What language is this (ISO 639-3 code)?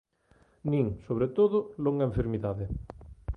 glg